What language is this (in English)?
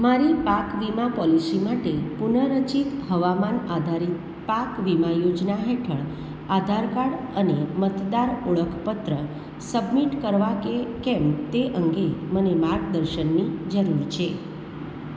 Gujarati